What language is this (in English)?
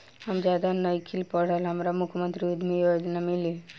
Bhojpuri